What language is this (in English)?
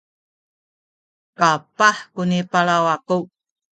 Sakizaya